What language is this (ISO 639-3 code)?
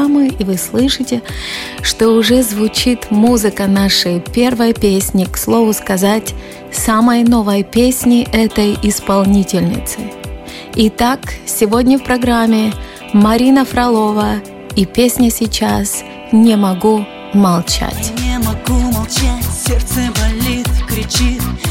rus